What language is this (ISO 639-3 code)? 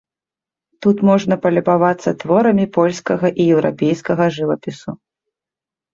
bel